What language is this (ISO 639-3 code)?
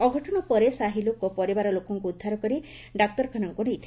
ori